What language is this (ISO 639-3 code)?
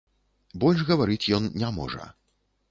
bel